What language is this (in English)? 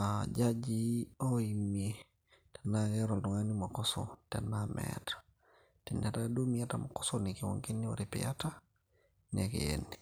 Masai